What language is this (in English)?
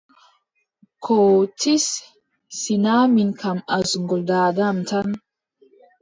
Adamawa Fulfulde